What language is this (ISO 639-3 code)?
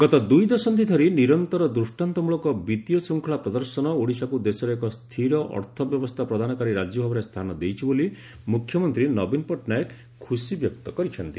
ori